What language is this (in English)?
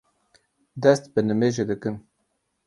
Kurdish